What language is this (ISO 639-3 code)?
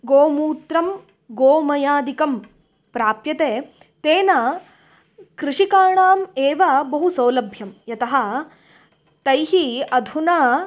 san